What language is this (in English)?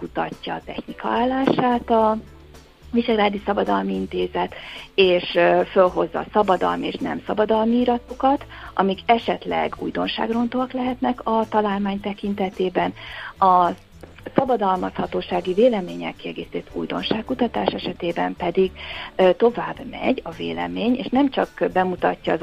Hungarian